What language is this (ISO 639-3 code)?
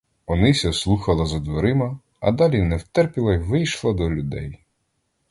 ukr